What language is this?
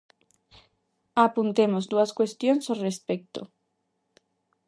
Galician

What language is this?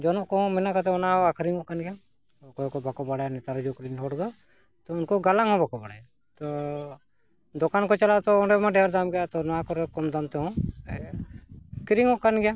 Santali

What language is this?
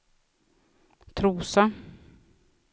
Swedish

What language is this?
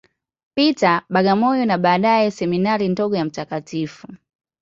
Swahili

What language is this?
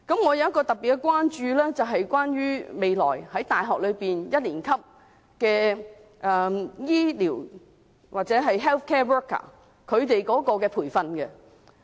Cantonese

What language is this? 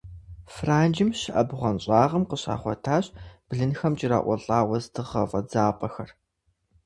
Kabardian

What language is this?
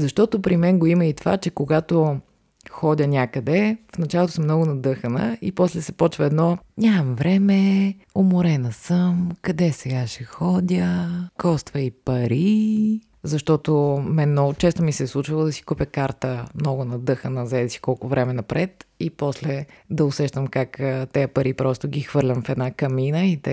Bulgarian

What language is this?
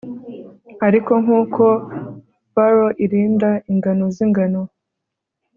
Kinyarwanda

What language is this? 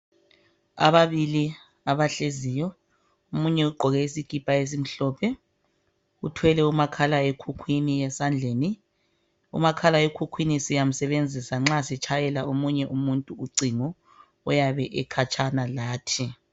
North Ndebele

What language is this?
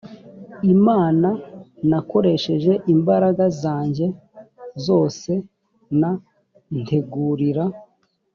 Kinyarwanda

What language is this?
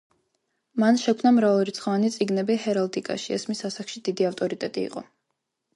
Georgian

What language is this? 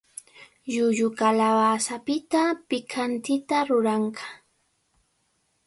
Cajatambo North Lima Quechua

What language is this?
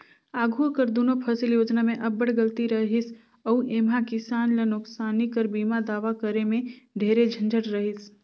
Chhattisgarhi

